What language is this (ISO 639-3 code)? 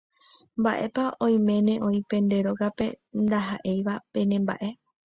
grn